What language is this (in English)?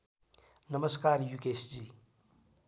Nepali